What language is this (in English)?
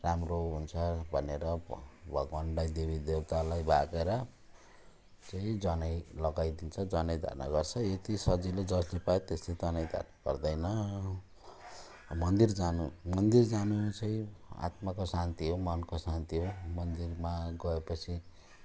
Nepali